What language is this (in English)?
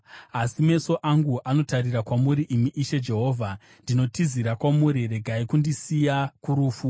Shona